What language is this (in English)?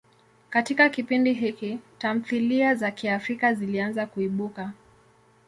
Swahili